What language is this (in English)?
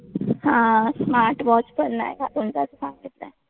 Marathi